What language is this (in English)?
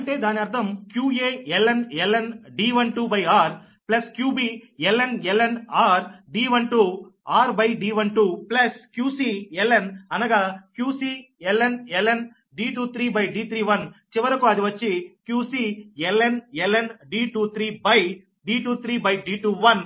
Telugu